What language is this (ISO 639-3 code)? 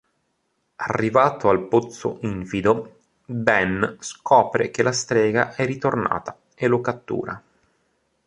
ita